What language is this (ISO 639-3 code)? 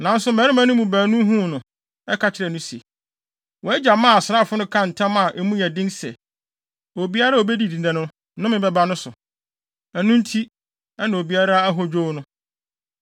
aka